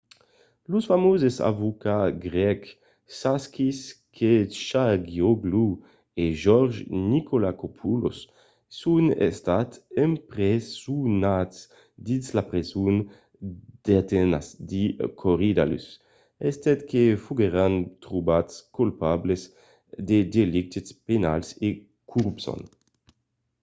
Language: Occitan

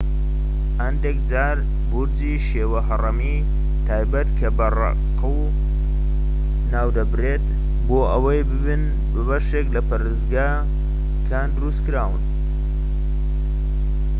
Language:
Central Kurdish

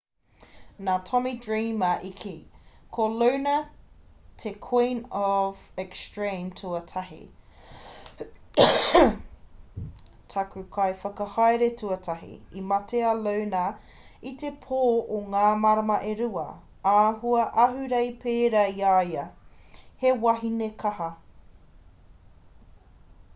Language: Māori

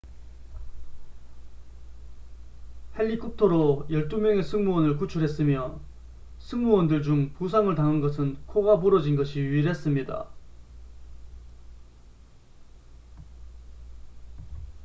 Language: Korean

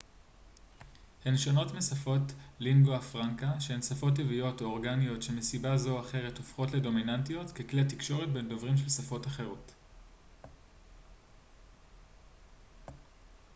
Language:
Hebrew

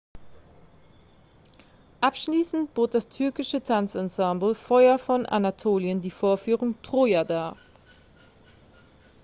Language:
German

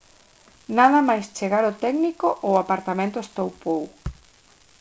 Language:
Galician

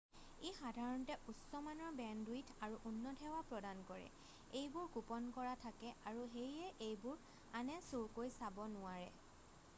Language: Assamese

